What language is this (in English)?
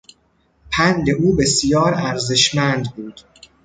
Persian